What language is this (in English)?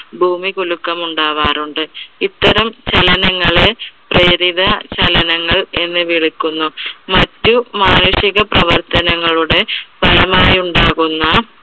Malayalam